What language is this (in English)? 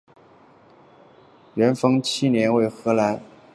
Chinese